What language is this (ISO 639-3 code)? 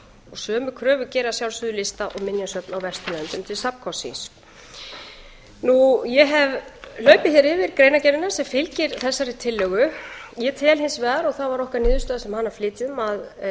isl